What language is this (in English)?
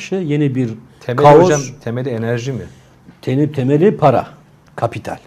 Turkish